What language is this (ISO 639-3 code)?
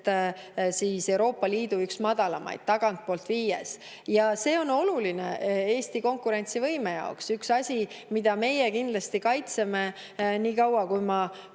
est